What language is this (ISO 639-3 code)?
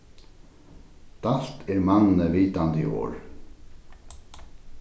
fao